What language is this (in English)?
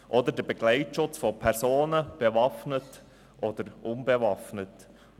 Swiss German